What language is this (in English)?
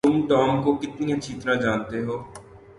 Urdu